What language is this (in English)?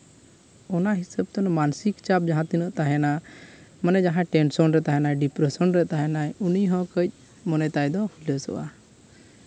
Santali